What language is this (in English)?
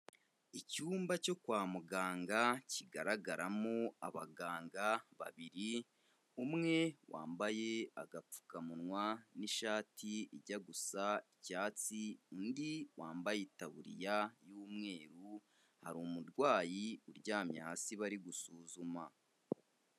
Kinyarwanda